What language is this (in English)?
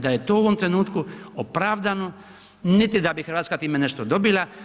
Croatian